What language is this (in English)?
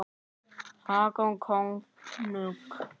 Icelandic